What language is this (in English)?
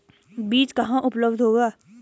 Hindi